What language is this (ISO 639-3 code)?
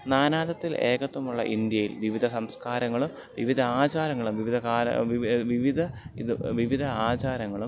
mal